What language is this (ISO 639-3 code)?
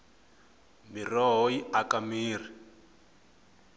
tso